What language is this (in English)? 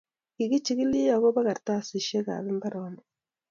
Kalenjin